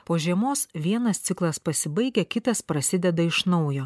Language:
Lithuanian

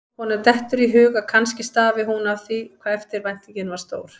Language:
Icelandic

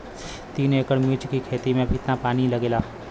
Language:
Bhojpuri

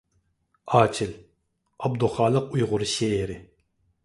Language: Uyghur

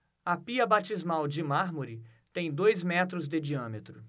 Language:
Portuguese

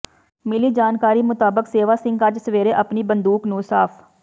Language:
Punjabi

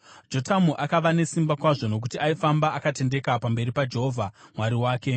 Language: Shona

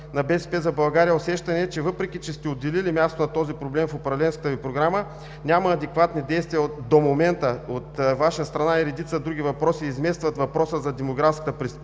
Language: Bulgarian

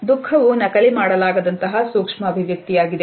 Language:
Kannada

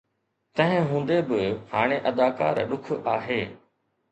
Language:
Sindhi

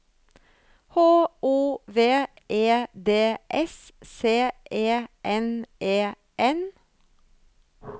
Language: Norwegian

